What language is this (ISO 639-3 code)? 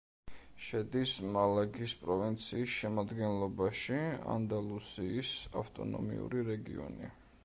kat